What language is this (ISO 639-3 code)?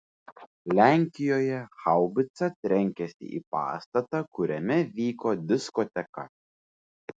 lit